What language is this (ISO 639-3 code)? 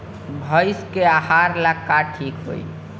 bho